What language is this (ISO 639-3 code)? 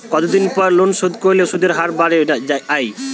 ben